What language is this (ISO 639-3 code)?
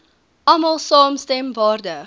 afr